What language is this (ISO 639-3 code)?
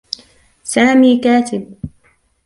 ara